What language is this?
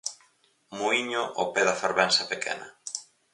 Galician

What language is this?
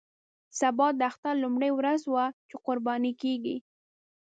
Pashto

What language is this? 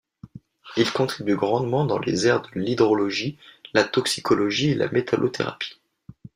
French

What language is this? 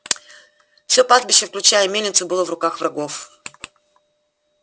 Russian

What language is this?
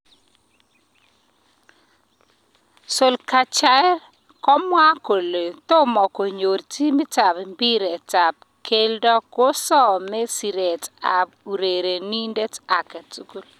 Kalenjin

